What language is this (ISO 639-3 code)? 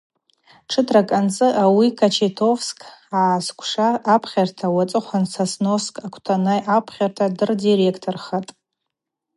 abq